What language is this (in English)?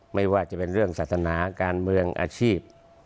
Thai